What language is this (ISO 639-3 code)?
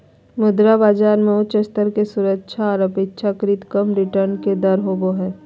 mag